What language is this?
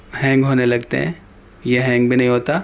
Urdu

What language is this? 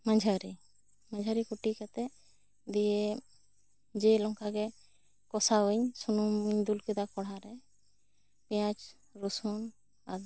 Santali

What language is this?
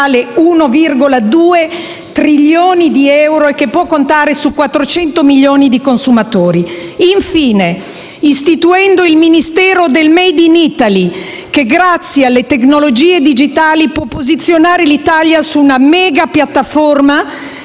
Italian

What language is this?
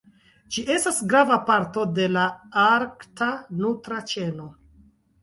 Esperanto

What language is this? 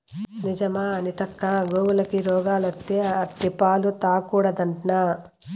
Telugu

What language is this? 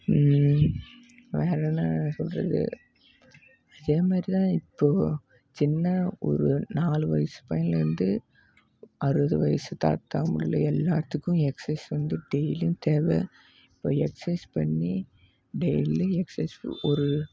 Tamil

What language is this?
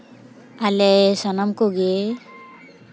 Santali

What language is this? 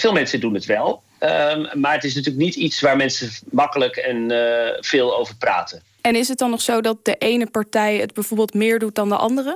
Dutch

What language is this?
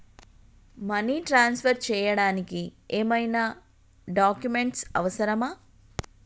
Telugu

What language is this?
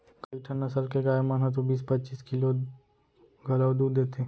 Chhattisgarhi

